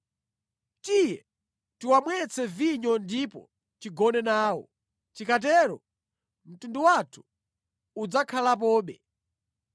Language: Nyanja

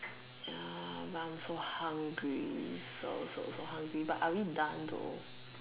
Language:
English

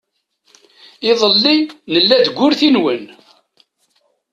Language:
Kabyle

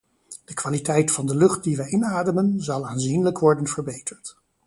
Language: Dutch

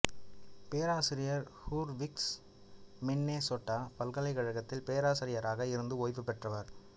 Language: Tamil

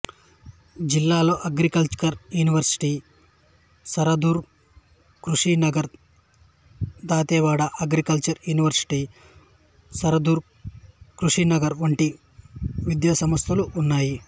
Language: Telugu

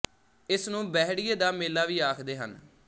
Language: Punjabi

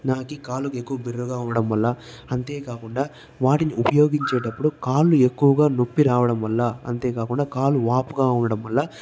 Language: Telugu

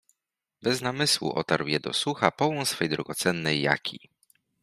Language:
Polish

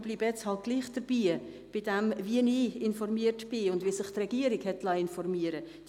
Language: Swiss German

